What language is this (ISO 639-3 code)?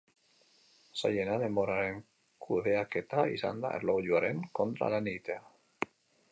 eus